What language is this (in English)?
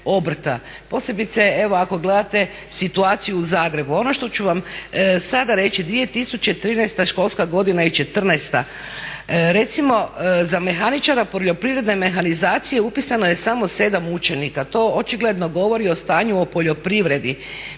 Croatian